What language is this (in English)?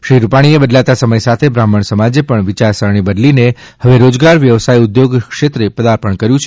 Gujarati